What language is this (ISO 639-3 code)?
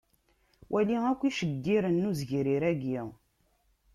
kab